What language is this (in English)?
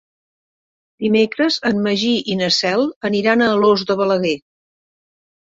Catalan